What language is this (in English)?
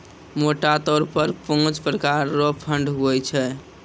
Maithili